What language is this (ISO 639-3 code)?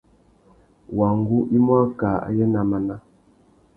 bag